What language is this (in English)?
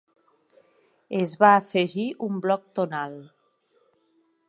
Catalan